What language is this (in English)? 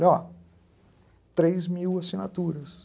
Portuguese